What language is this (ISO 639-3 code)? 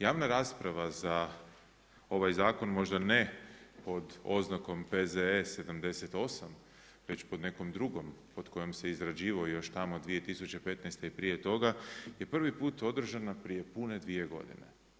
hrv